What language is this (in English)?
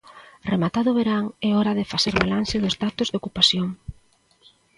Galician